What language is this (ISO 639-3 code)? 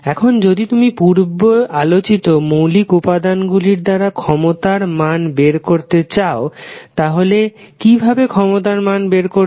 ben